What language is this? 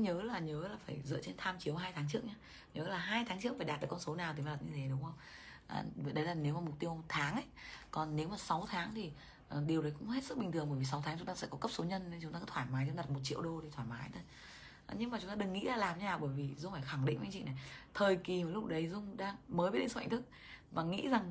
Vietnamese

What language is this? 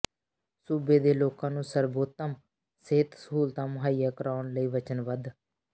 Punjabi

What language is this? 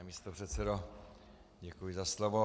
Czech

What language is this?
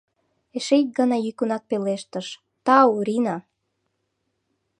Mari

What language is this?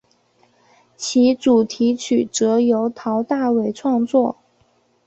Chinese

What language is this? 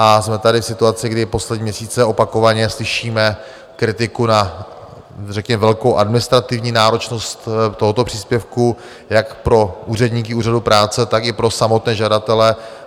Czech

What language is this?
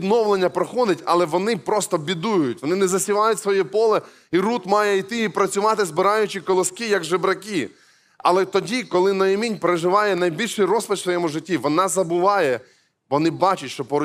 Ukrainian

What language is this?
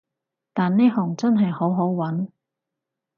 Cantonese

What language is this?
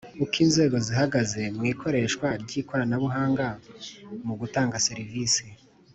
Kinyarwanda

